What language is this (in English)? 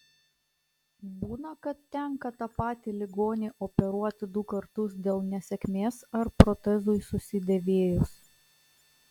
Lithuanian